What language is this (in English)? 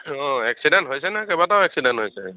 Assamese